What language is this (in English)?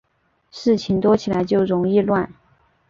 Chinese